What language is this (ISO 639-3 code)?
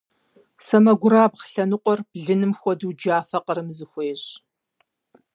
kbd